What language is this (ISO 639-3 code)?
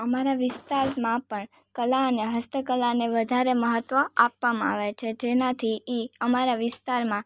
guj